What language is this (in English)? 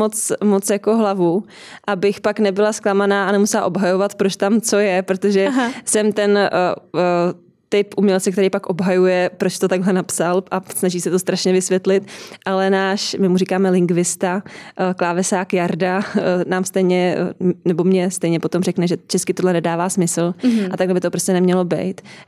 Czech